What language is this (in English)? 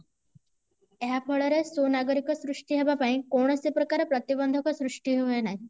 Odia